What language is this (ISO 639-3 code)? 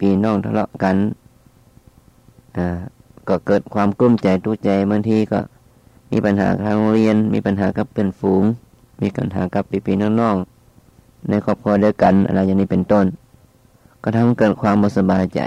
tha